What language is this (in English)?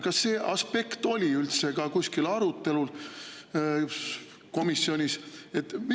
Estonian